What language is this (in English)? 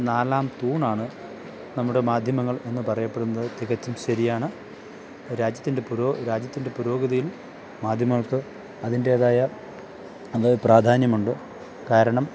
Malayalam